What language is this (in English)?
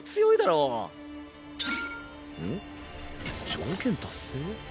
Japanese